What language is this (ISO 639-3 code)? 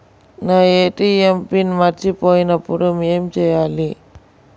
tel